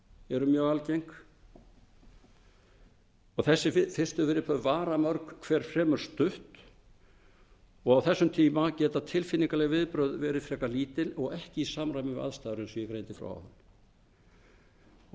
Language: Icelandic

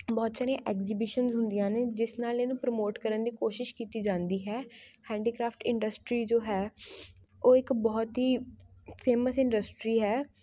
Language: Punjabi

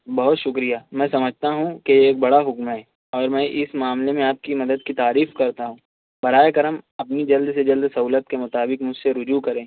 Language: Urdu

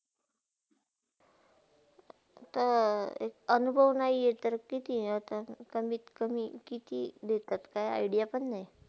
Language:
Marathi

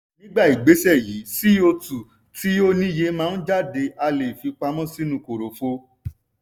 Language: Yoruba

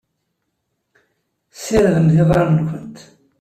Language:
Kabyle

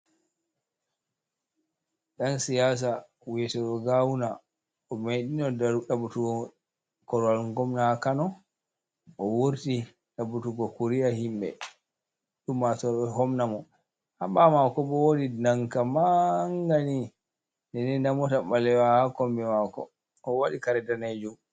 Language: Fula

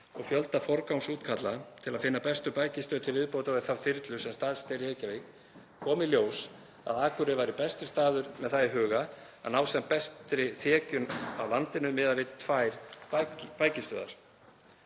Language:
Icelandic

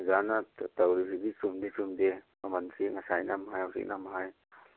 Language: Manipuri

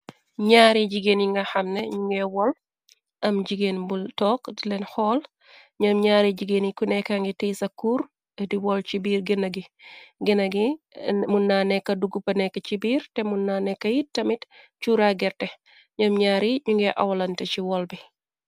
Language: Wolof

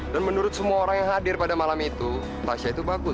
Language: Indonesian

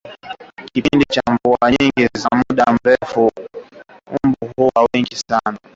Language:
Swahili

